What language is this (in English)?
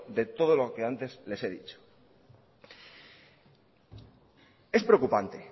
Spanish